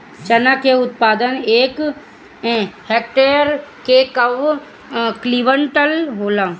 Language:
Bhojpuri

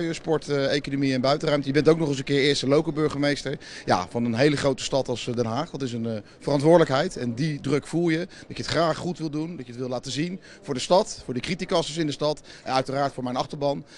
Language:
Dutch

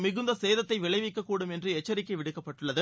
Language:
Tamil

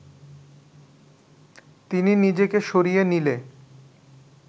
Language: Bangla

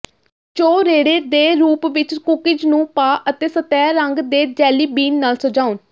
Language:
Punjabi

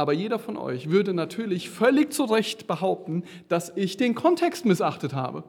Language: German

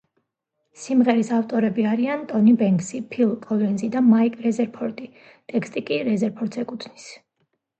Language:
Georgian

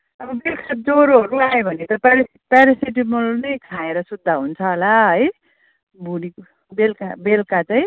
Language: Nepali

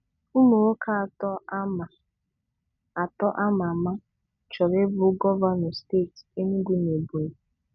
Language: Igbo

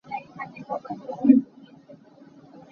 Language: Hakha Chin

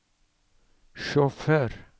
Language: Norwegian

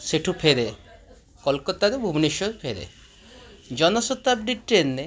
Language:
Odia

